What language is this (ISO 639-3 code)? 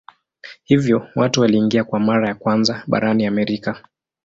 swa